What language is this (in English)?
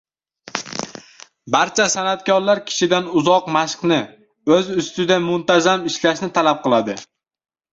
Uzbek